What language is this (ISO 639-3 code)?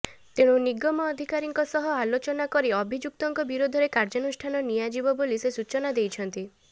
ori